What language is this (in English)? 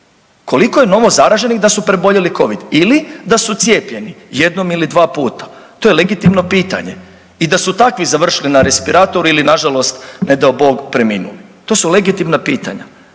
Croatian